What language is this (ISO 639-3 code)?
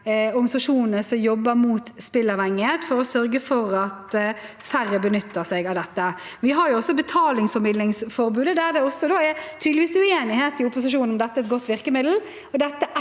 nor